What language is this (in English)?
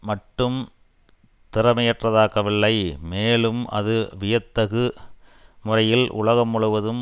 Tamil